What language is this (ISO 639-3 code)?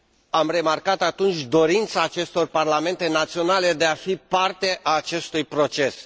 ron